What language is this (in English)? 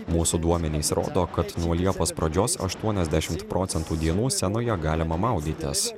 Lithuanian